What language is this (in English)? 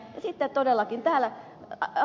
Finnish